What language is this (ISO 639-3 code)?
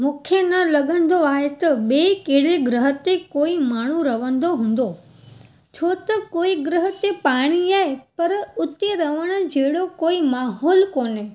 snd